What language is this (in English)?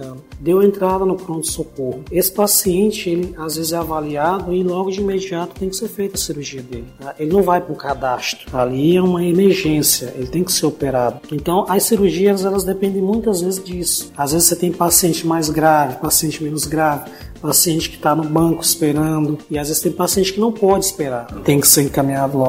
Portuguese